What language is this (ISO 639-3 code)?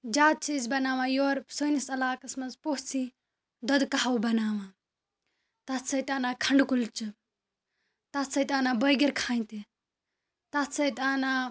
kas